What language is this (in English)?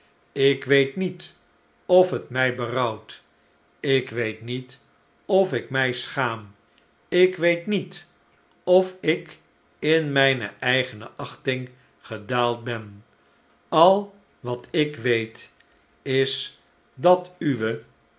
Dutch